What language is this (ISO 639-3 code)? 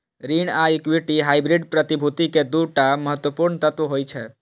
mai